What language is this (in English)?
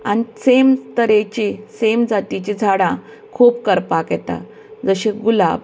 Konkani